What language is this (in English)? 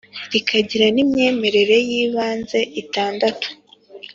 Kinyarwanda